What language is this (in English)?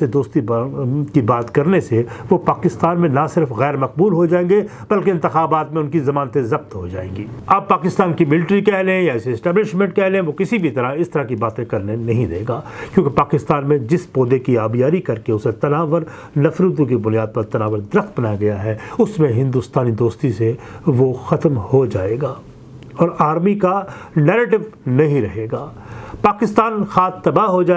Urdu